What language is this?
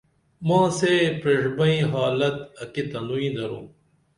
Dameli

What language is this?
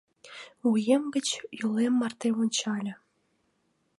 Mari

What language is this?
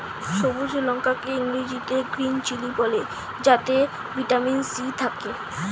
Bangla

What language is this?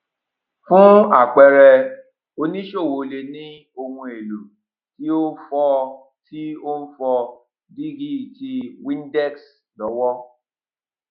Yoruba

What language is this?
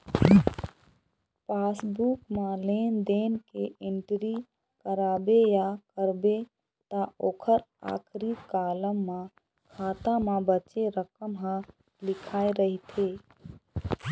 Chhattisgarhi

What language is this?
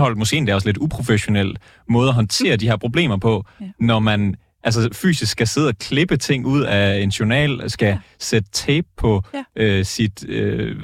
Danish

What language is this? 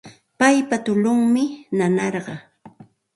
Santa Ana de Tusi Pasco Quechua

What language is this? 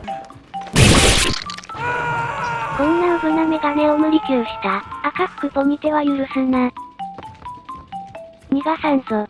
Japanese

